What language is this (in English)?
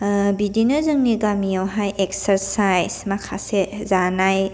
Bodo